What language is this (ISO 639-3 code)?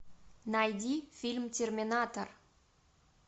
rus